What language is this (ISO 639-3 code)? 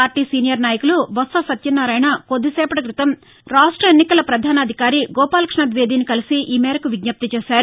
tel